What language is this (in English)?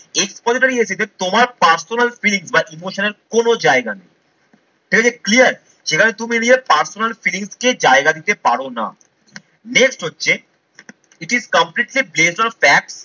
Bangla